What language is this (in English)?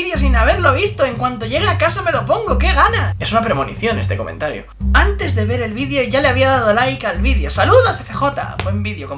Spanish